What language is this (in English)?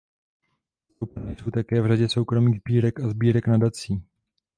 Czech